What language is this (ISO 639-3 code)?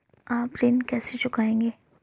hin